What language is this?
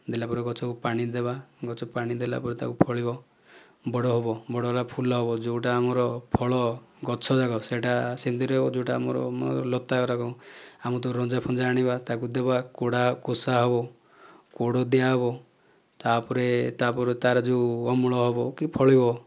Odia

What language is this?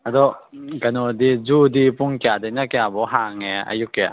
Manipuri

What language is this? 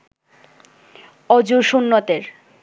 Bangla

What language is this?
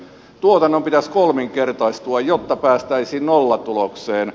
Finnish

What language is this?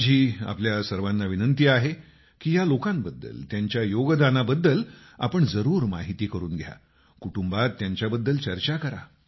Marathi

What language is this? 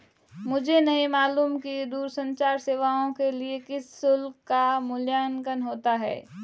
Hindi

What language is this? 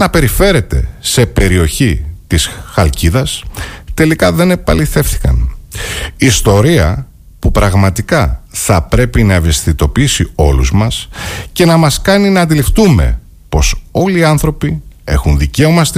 Greek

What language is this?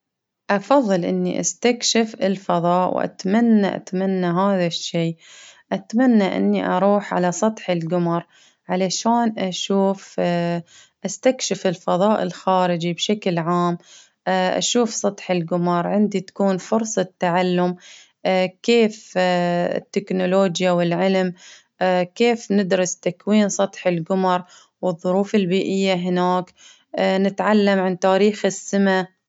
Baharna Arabic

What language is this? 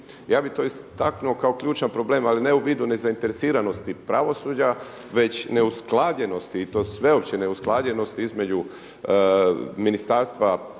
Croatian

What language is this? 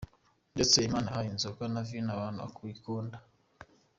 Kinyarwanda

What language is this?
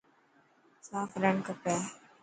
Dhatki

